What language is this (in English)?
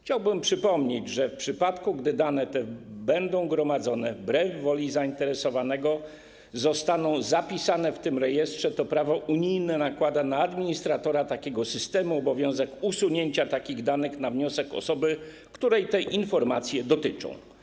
Polish